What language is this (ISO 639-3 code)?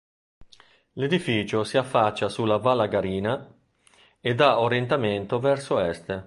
ita